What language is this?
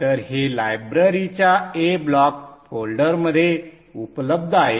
Marathi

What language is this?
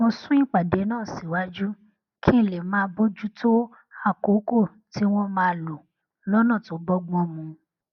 Yoruba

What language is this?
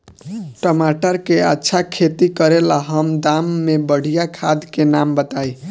Bhojpuri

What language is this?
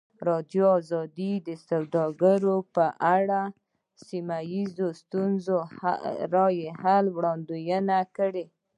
Pashto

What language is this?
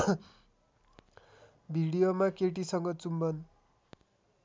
Nepali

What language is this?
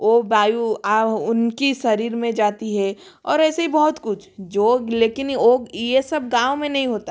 Hindi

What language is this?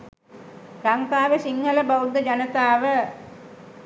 Sinhala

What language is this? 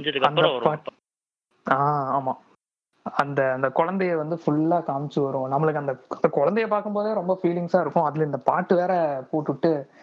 Tamil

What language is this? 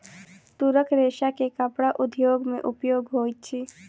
Maithili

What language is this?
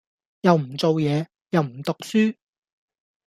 Cantonese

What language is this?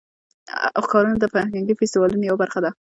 Pashto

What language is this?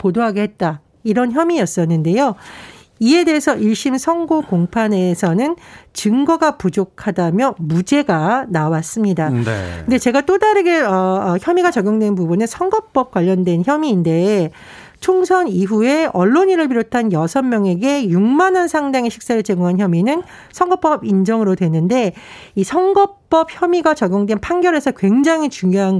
Korean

